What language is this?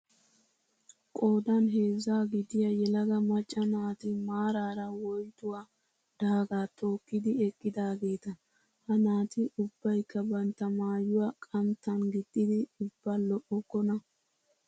Wolaytta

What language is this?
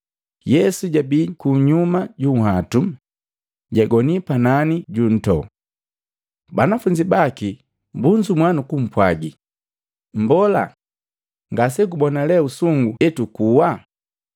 Matengo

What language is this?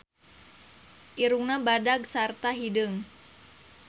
Sundanese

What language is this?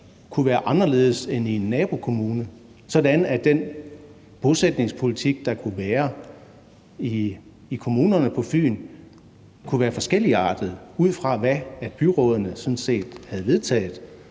Danish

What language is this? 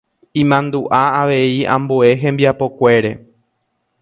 Guarani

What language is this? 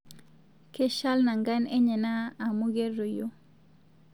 Masai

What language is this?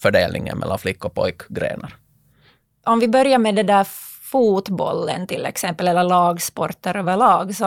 Swedish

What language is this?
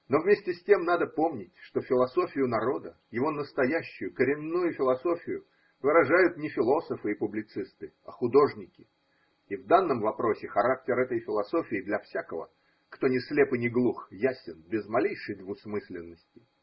Russian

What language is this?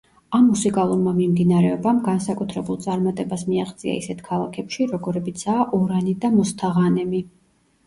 Georgian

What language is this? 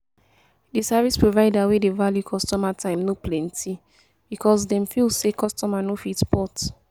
Nigerian Pidgin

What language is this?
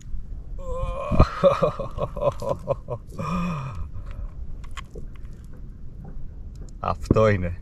Greek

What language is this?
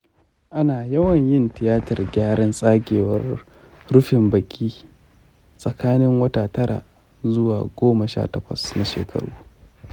Hausa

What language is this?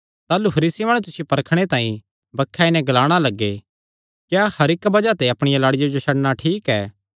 Kangri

